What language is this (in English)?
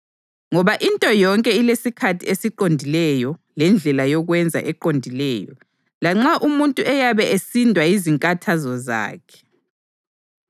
North Ndebele